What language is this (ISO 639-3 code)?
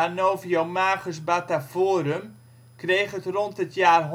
nld